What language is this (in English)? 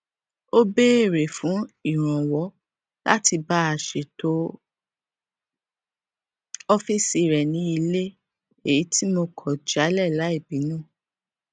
Yoruba